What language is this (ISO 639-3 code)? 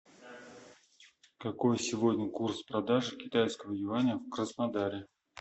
rus